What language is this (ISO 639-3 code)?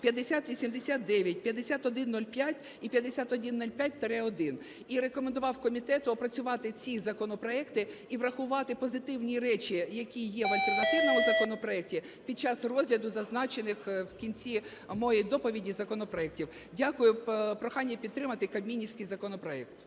ukr